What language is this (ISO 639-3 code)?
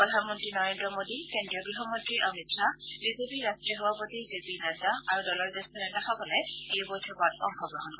asm